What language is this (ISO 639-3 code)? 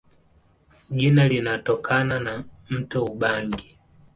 swa